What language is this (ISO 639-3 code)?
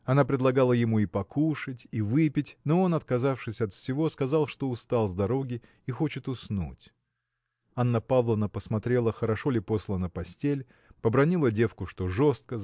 rus